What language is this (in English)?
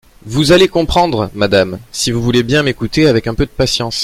French